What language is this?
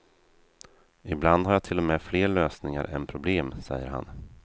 Swedish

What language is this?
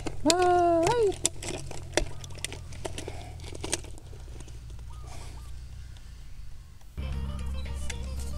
Thai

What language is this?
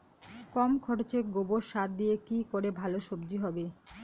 Bangla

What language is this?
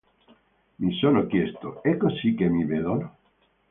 Italian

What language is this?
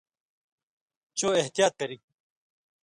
Indus Kohistani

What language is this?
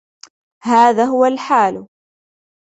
Arabic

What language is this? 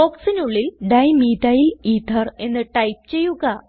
Malayalam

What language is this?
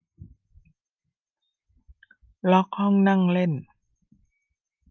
Thai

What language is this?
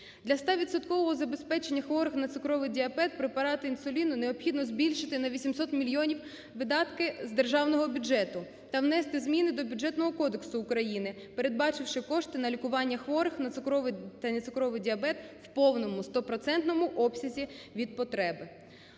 Ukrainian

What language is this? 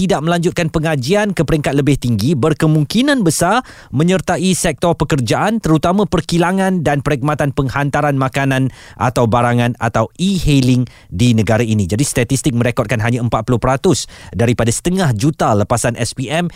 Malay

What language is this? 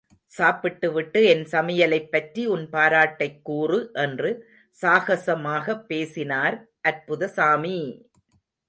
Tamil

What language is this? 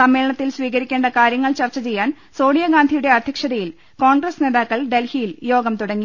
Malayalam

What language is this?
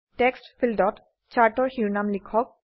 Assamese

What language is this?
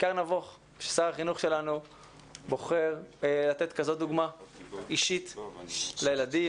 Hebrew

